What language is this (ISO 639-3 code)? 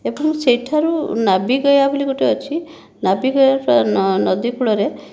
ori